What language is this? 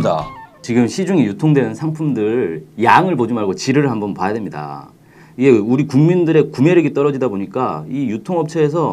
Korean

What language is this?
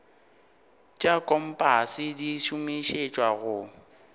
Northern Sotho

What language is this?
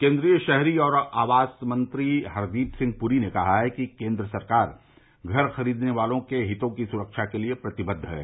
Hindi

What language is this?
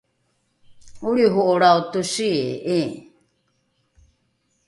Rukai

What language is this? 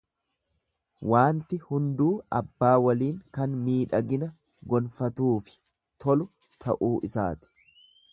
Oromo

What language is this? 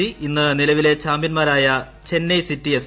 Malayalam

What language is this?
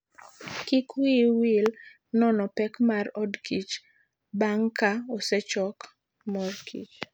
Luo (Kenya and Tanzania)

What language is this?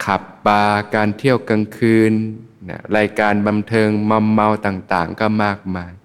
Thai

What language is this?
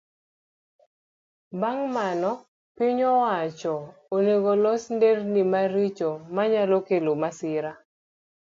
Luo (Kenya and Tanzania)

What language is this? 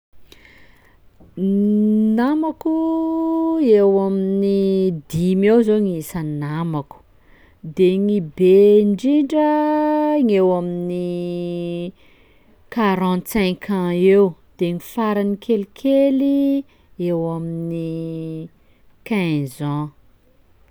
Sakalava Malagasy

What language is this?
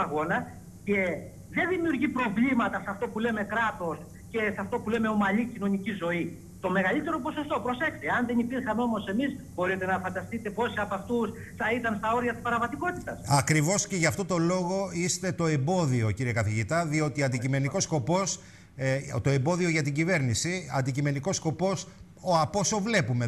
Greek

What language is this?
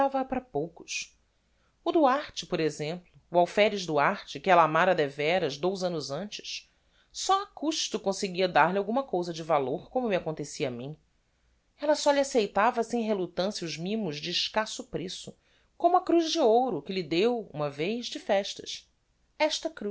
Portuguese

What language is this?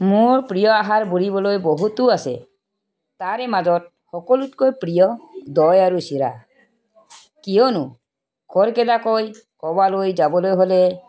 Assamese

